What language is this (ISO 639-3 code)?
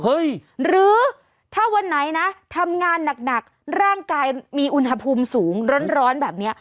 tha